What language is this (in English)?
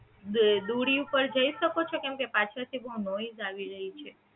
Gujarati